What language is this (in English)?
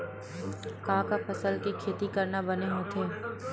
Chhattisgarhi